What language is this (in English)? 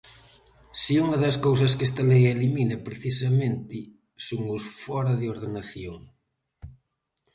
Galician